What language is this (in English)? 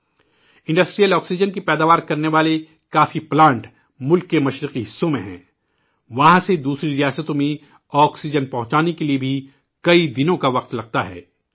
Urdu